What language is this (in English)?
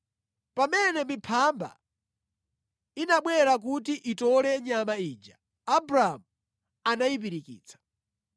Nyanja